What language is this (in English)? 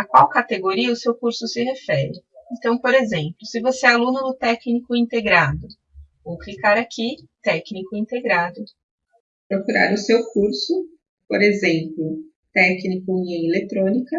Portuguese